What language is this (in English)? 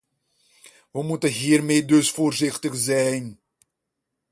Dutch